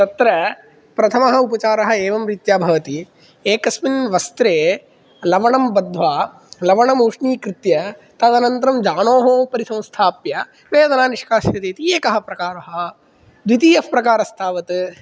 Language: Sanskrit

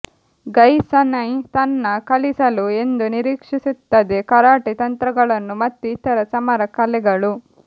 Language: Kannada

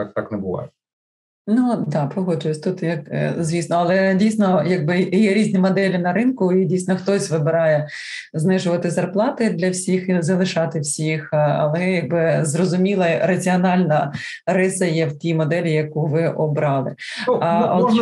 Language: Ukrainian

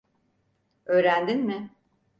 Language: Turkish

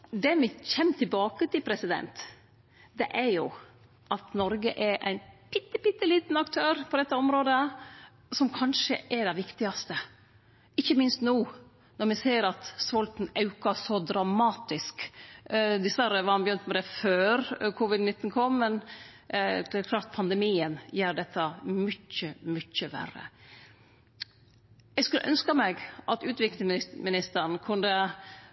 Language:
Norwegian Nynorsk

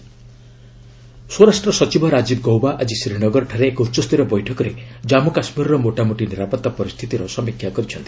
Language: Odia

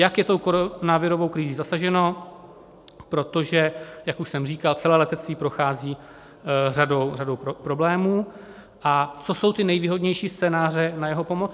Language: Czech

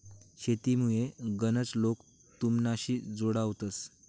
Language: Marathi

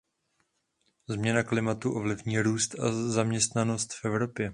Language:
Czech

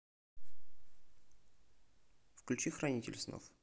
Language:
Russian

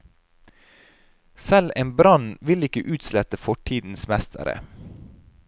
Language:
Norwegian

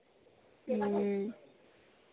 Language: Maithili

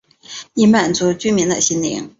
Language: Chinese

